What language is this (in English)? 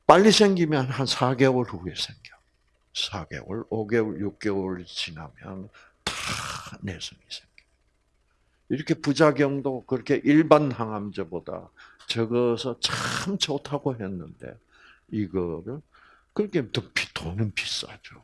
Korean